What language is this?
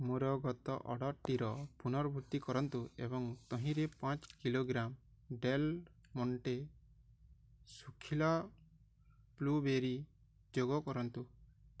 Odia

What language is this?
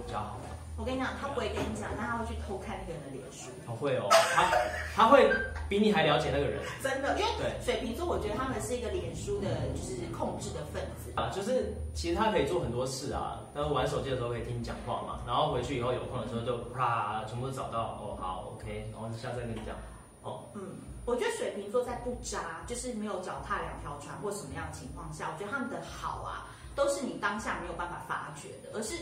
Chinese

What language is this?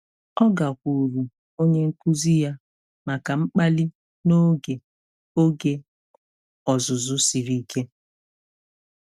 Igbo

